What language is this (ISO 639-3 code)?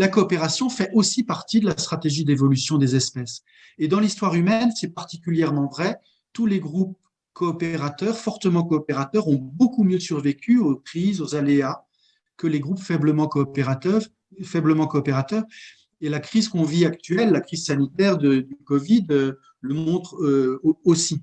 fra